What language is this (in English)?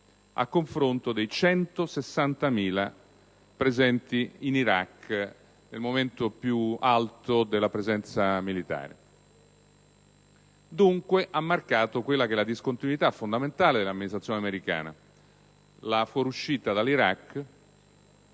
Italian